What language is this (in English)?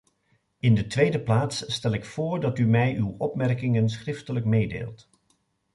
Dutch